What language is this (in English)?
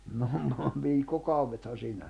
Finnish